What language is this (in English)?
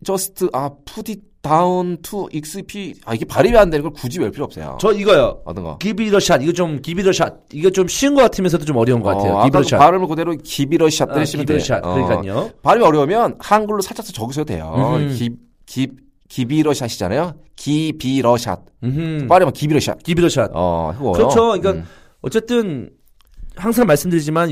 Korean